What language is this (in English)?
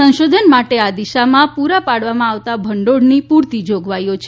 Gujarati